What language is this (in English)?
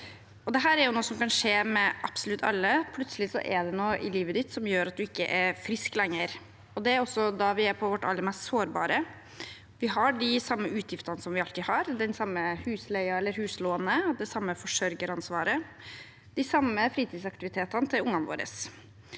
Norwegian